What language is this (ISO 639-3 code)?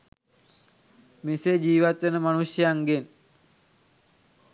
sin